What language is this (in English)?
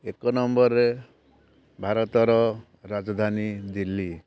Odia